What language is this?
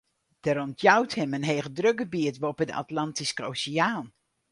Western Frisian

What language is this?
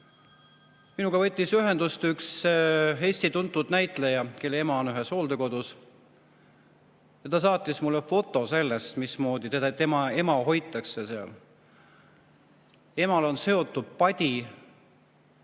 Estonian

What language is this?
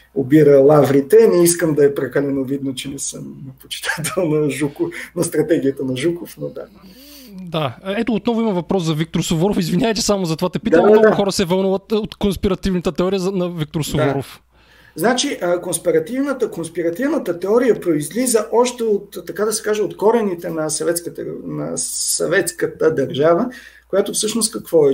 Bulgarian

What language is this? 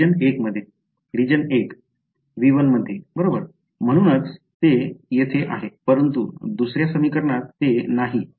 Marathi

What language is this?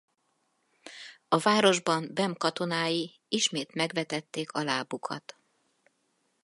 Hungarian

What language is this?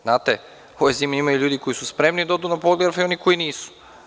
Serbian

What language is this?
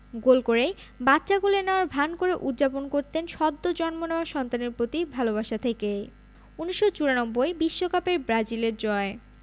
Bangla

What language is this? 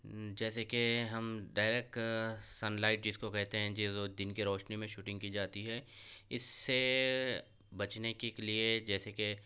Urdu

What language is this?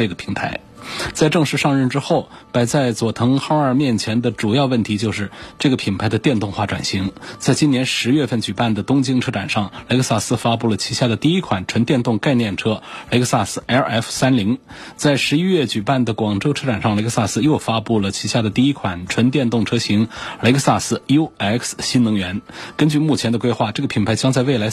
Chinese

